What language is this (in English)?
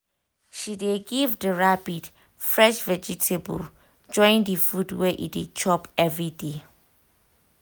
Nigerian Pidgin